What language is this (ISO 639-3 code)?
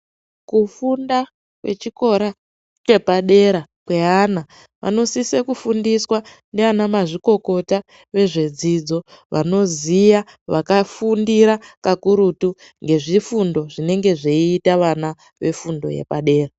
ndc